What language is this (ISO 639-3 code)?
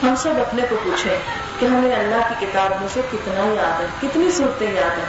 urd